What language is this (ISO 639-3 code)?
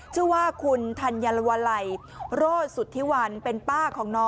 tha